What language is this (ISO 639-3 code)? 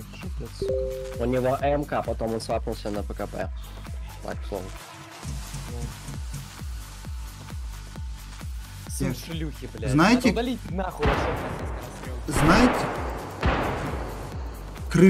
rus